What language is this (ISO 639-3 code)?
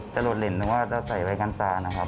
tha